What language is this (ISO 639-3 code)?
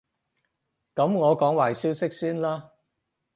yue